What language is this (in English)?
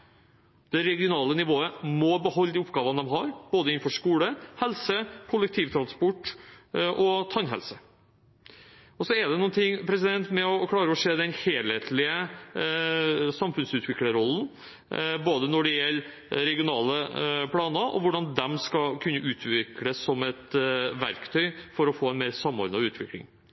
Norwegian Bokmål